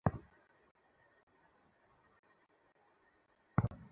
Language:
Bangla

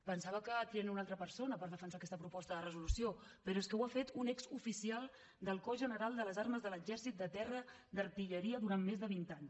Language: Catalan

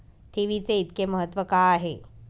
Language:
Marathi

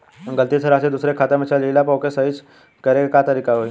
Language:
Bhojpuri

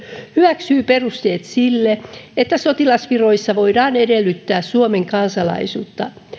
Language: Finnish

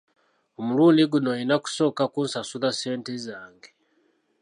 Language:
Ganda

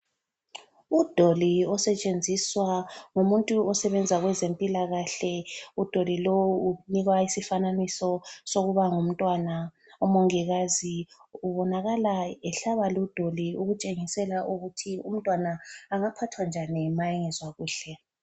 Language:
North Ndebele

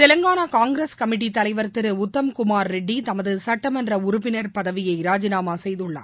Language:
Tamil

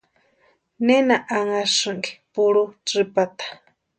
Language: Western Highland Purepecha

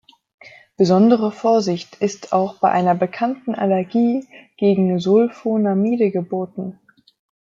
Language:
German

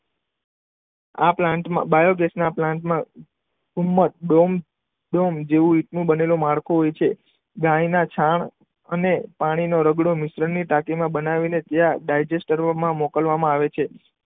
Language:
Gujarati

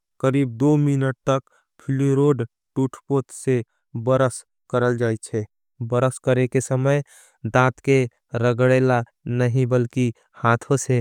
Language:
Angika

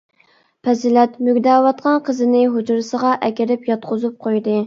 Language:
Uyghur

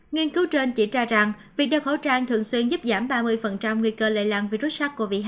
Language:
Vietnamese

